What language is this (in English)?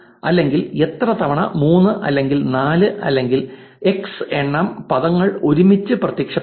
Malayalam